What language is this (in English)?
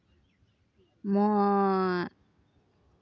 Santali